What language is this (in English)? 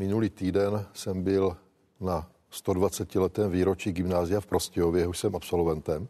Czech